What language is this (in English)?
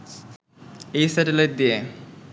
Bangla